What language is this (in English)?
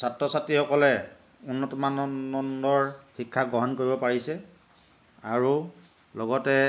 Assamese